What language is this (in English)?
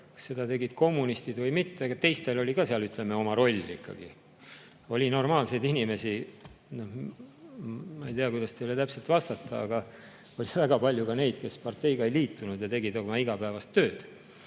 Estonian